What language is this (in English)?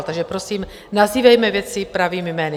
Czech